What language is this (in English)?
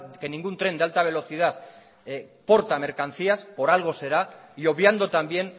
Spanish